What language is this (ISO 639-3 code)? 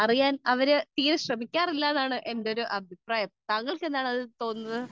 mal